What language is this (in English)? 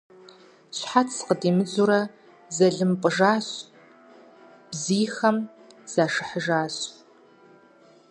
Kabardian